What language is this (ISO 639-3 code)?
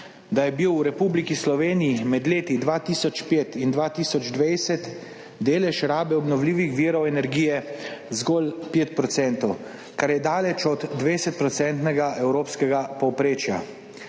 slv